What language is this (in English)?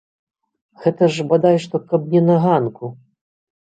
Belarusian